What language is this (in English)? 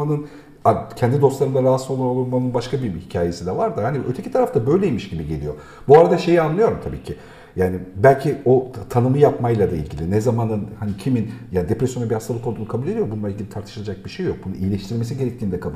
Turkish